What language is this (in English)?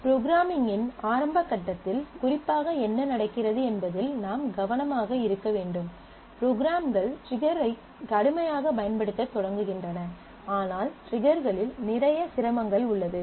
Tamil